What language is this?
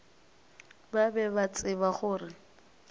Northern Sotho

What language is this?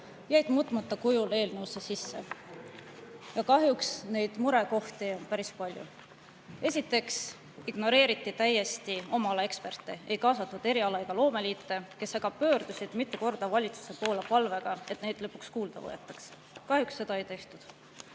Estonian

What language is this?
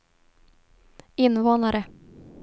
Swedish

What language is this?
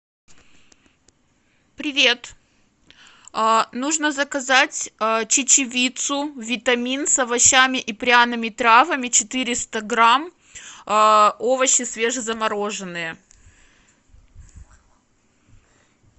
Russian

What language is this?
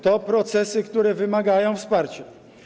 Polish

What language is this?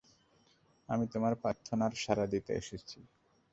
Bangla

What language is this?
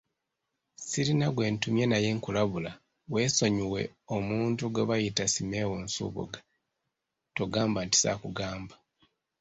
Ganda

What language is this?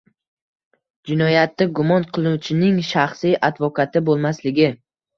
Uzbek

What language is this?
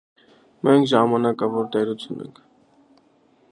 Armenian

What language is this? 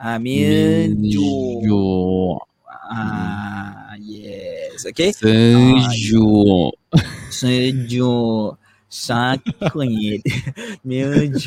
Malay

